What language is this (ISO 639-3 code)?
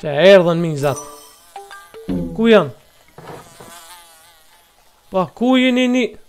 ron